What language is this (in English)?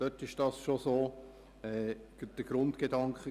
Swiss German